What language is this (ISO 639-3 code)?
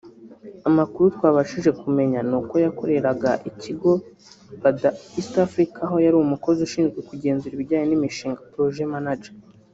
kin